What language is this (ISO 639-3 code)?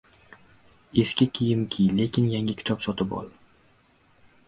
uzb